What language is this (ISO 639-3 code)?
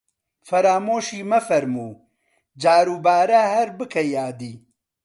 ckb